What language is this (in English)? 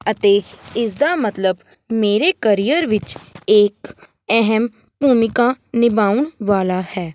Punjabi